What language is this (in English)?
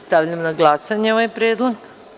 Serbian